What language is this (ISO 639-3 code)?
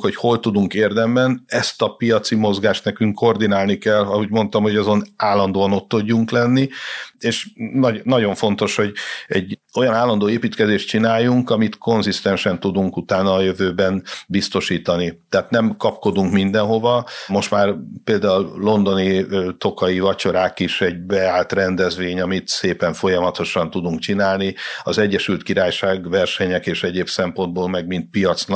hun